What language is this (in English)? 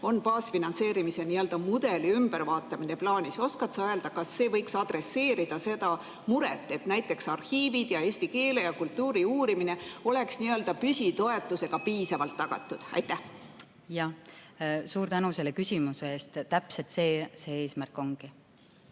Estonian